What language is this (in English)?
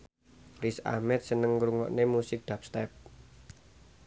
Javanese